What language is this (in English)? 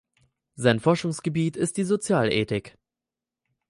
German